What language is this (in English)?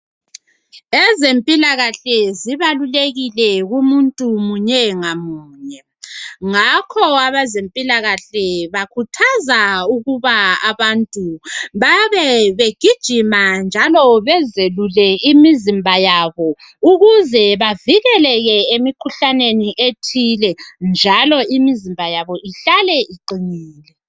North Ndebele